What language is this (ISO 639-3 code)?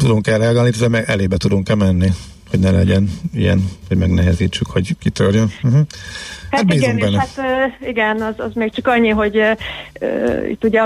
hun